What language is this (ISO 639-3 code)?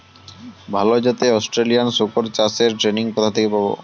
ben